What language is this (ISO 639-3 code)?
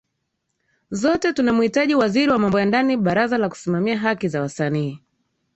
swa